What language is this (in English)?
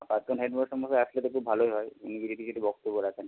Bangla